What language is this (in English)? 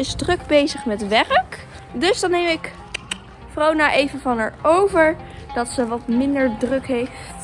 Dutch